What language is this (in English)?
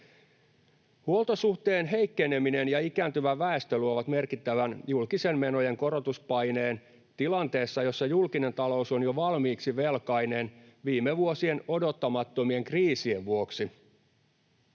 Finnish